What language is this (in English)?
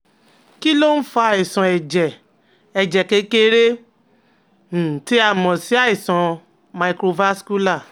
Yoruba